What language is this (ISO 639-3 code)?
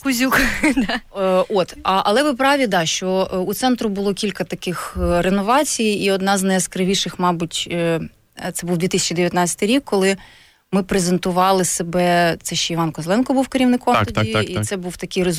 ukr